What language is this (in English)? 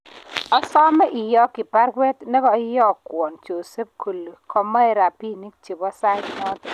Kalenjin